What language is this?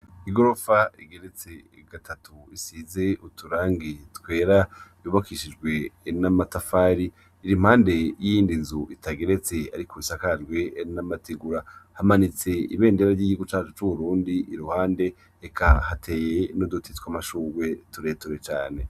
Rundi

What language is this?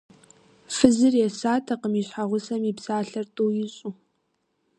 Kabardian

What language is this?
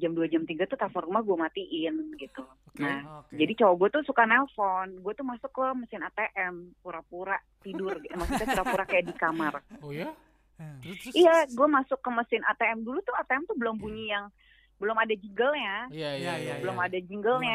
Indonesian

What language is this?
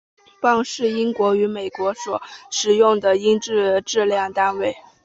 Chinese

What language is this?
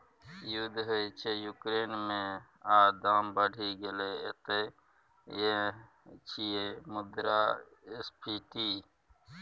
Maithili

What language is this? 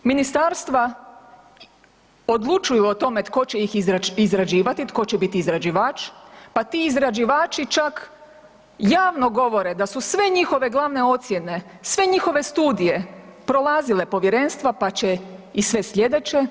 Croatian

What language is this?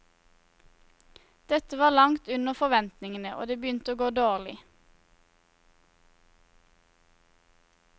Norwegian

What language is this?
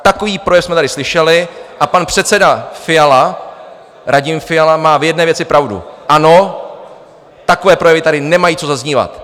Czech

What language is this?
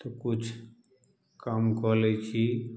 Maithili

